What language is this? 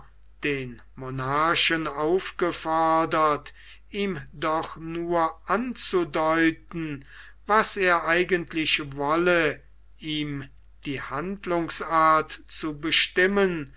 German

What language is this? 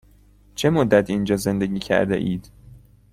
Persian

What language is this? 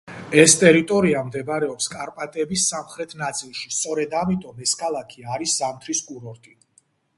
Georgian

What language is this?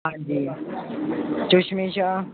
Punjabi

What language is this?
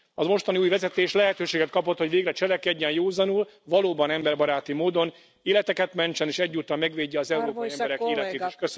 Hungarian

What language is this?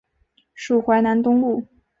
Chinese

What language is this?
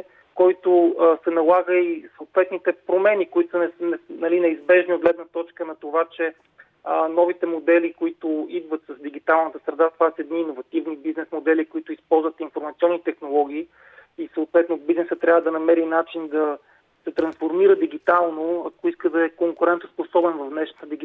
Bulgarian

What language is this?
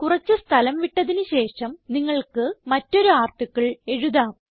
Malayalam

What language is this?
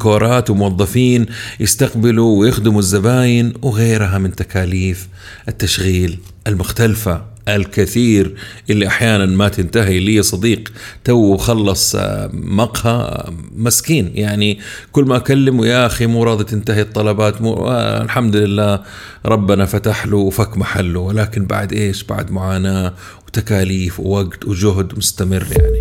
Arabic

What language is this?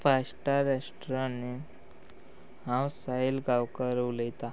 Konkani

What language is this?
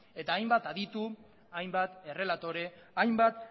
Basque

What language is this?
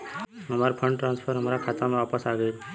Bhojpuri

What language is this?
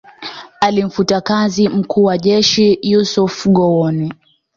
Swahili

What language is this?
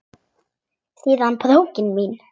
Icelandic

